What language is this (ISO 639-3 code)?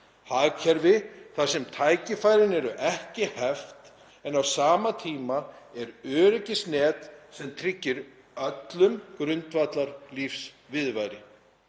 isl